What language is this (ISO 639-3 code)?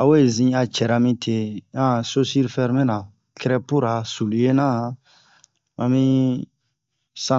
bmq